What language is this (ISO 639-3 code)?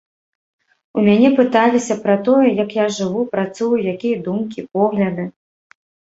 bel